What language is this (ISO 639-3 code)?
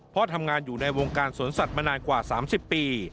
tha